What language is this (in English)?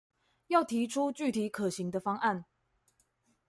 Chinese